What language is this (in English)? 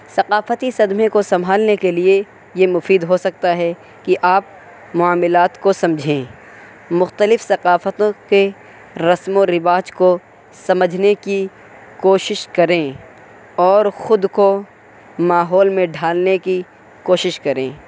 Urdu